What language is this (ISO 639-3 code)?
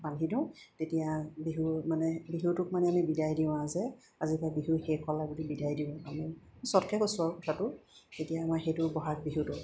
asm